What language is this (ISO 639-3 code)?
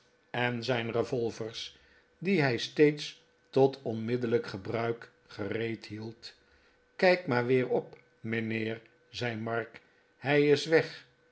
nld